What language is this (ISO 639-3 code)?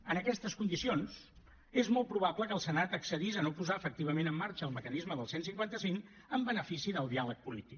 cat